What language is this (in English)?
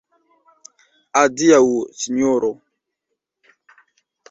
Esperanto